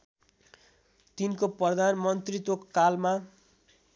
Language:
Nepali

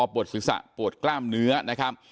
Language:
Thai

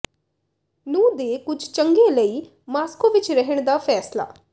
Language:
Punjabi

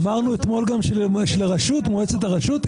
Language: Hebrew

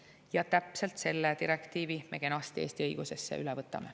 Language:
Estonian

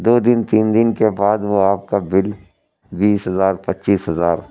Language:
Urdu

